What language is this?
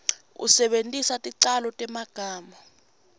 Swati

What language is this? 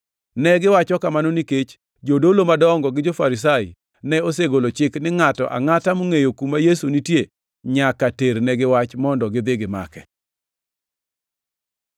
Luo (Kenya and Tanzania)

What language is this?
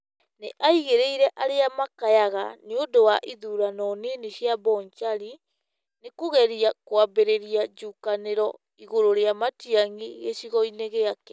Kikuyu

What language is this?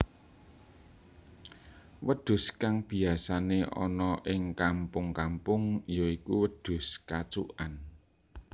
Javanese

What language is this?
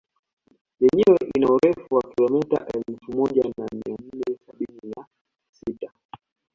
Swahili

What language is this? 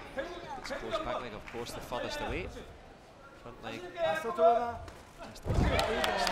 English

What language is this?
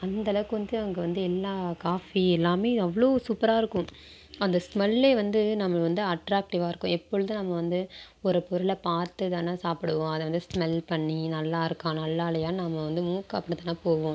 Tamil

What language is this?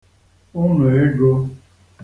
Igbo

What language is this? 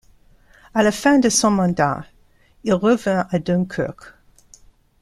French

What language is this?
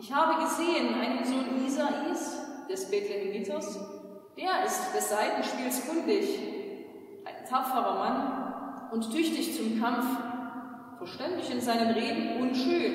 German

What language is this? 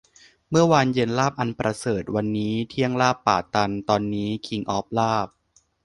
Thai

